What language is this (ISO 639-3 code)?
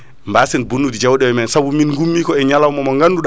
ful